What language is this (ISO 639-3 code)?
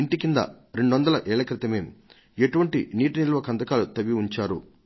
tel